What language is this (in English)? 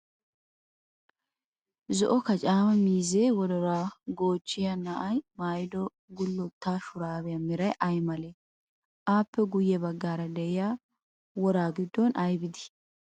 Wolaytta